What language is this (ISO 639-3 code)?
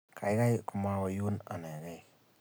kln